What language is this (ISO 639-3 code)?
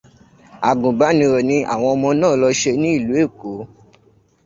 yor